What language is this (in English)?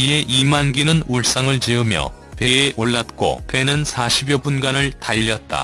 Korean